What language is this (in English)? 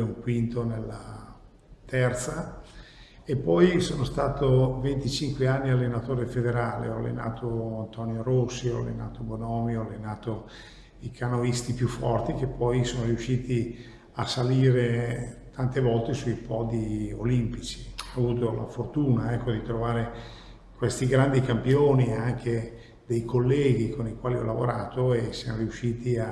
Italian